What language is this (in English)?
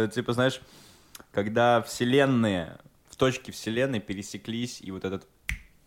Russian